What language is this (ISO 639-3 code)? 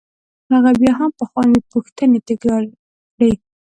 pus